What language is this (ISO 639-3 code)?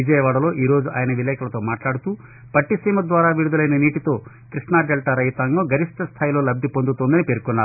tel